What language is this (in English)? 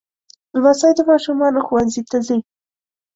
Pashto